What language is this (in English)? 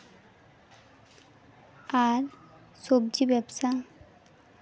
Santali